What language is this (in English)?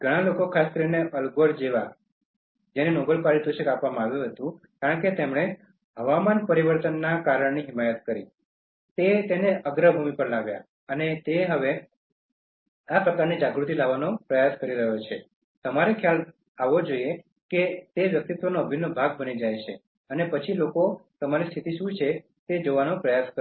Gujarati